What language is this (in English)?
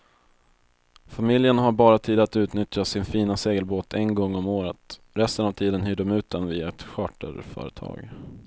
Swedish